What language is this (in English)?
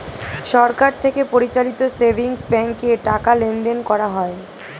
Bangla